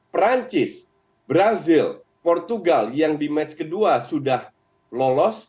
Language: Indonesian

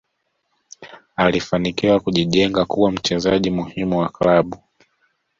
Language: Swahili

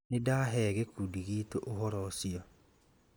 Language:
Kikuyu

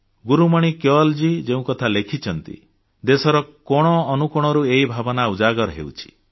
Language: Odia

